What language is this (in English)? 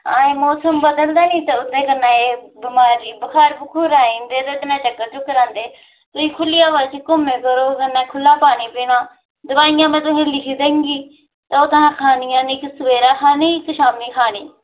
Dogri